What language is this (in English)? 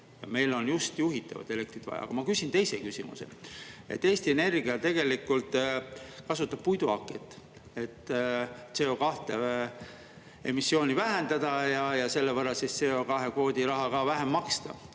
Estonian